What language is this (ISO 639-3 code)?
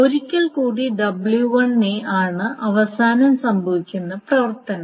mal